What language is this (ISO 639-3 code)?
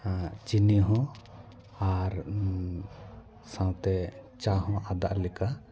sat